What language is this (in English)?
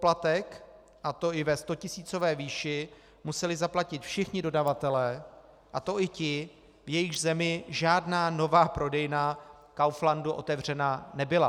Czech